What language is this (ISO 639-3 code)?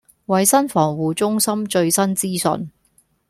yue